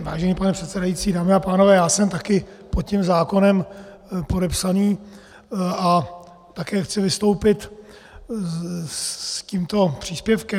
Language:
Czech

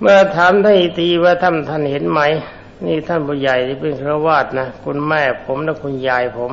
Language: Thai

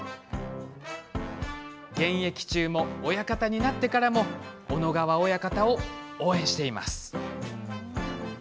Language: Japanese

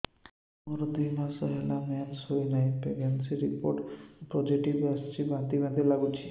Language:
Odia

